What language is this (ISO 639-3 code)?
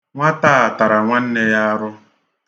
ibo